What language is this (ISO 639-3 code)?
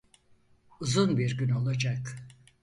tur